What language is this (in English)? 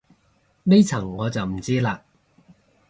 Cantonese